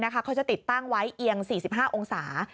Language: Thai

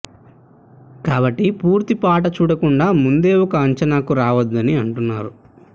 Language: Telugu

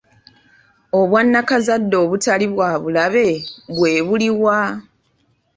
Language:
Ganda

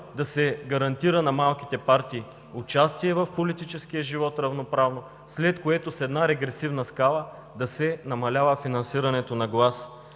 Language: Bulgarian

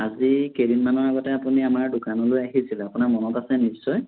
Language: Assamese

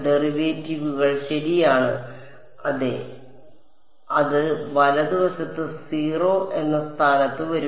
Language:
Malayalam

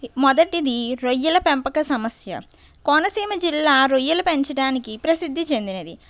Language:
Telugu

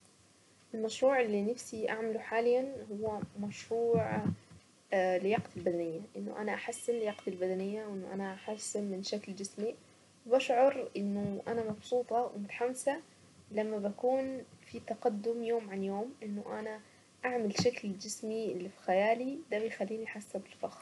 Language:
Saidi Arabic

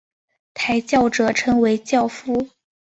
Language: Chinese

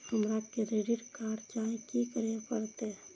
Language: Maithili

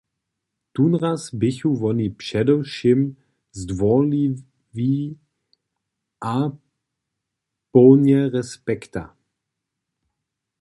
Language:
Upper Sorbian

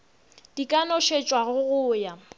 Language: Northern Sotho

